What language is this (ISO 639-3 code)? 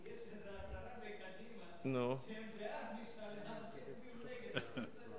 heb